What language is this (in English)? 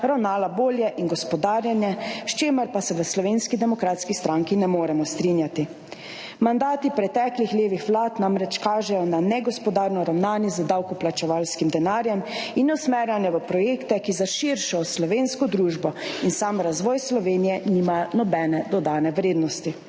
Slovenian